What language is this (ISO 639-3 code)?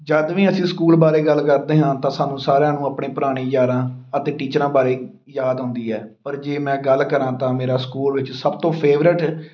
pan